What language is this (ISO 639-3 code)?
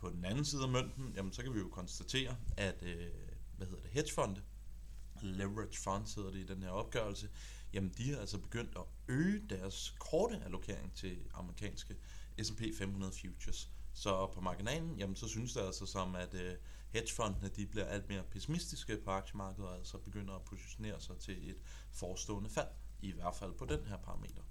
dan